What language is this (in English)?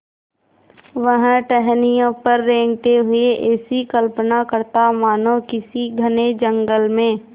Hindi